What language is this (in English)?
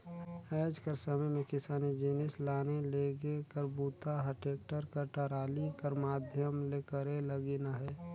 Chhattisgarhi